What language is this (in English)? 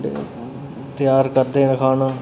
Dogri